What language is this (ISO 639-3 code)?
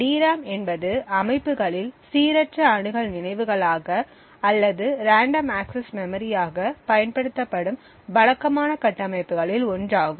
tam